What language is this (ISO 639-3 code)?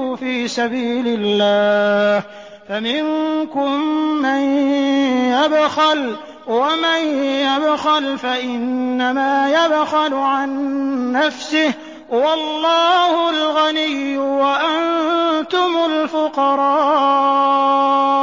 ara